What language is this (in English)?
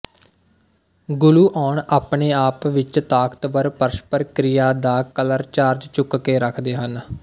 Punjabi